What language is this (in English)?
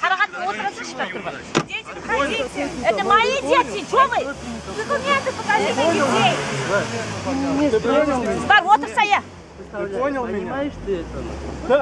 Russian